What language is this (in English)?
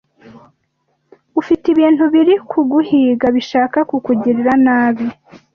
Kinyarwanda